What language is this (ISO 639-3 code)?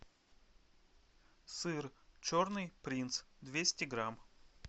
rus